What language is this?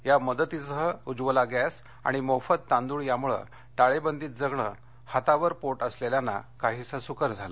Marathi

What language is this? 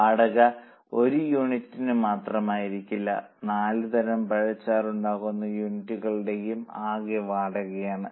Malayalam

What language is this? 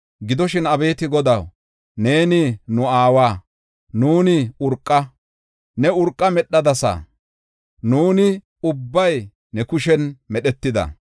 Gofa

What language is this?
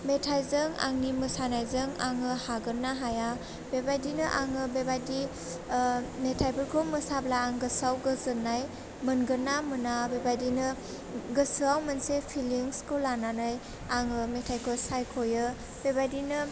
Bodo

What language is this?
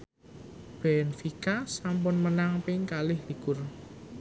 Javanese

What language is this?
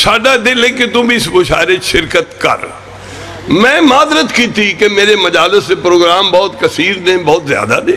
Arabic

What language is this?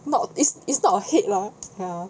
English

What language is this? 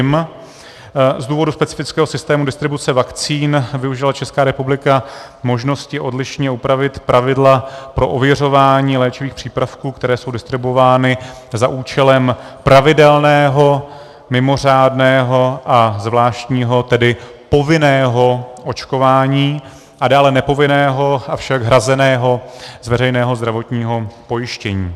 Czech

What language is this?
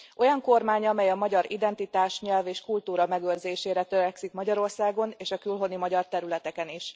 Hungarian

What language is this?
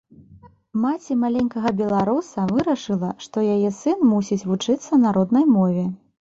Belarusian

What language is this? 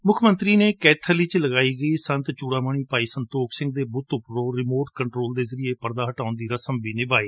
Punjabi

